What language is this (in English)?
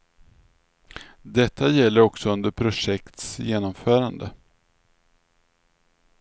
Swedish